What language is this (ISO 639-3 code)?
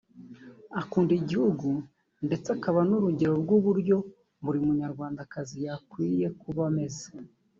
kin